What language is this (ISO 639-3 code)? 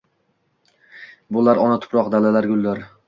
uzb